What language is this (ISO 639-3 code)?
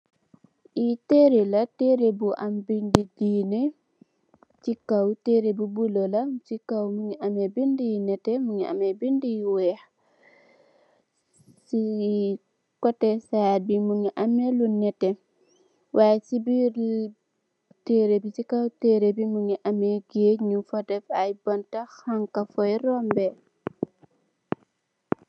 wol